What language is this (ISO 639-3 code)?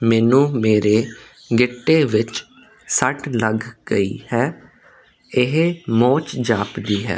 pan